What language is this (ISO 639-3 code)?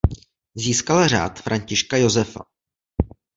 ces